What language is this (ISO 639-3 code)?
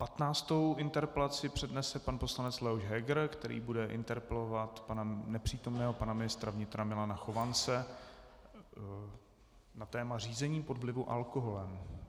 ces